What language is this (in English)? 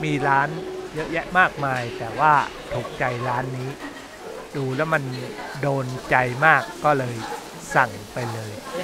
Thai